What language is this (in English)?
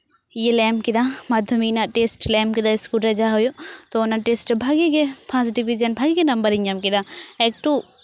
Santali